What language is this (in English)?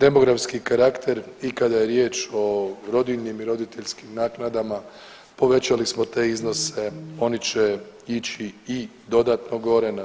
Croatian